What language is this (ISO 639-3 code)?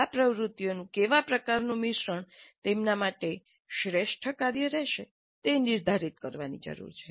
guj